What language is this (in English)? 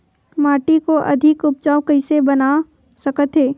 Chhattisgarhi